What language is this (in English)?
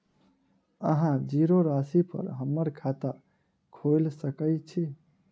Maithili